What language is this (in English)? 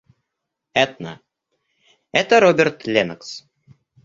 Russian